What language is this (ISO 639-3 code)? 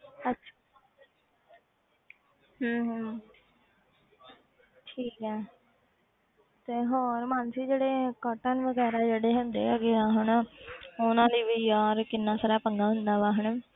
pan